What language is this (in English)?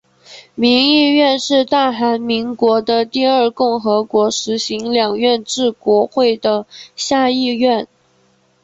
Chinese